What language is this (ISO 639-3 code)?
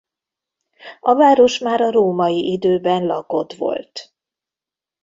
hun